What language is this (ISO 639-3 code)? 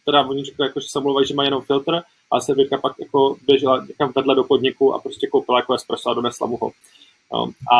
ces